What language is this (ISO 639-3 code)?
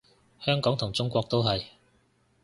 yue